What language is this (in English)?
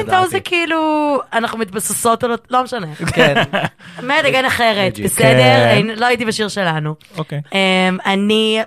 Hebrew